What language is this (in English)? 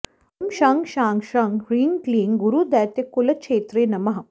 Sanskrit